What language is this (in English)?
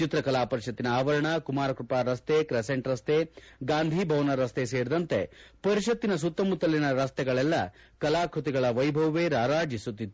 Kannada